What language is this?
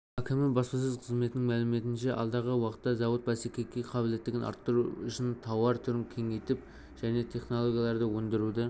Kazakh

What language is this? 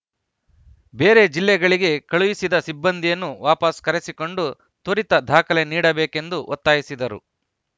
Kannada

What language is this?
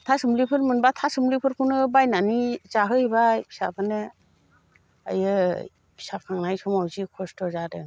Bodo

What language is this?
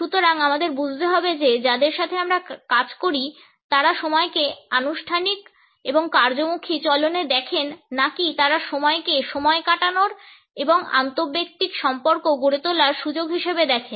Bangla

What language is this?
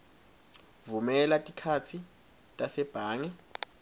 Swati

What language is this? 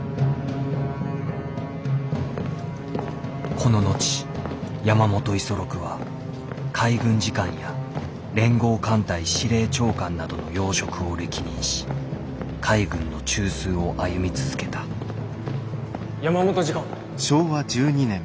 Japanese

